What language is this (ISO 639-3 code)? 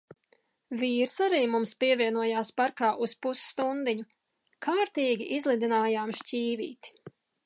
lav